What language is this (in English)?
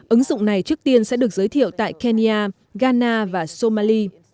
Vietnamese